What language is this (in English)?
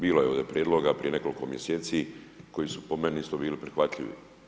Croatian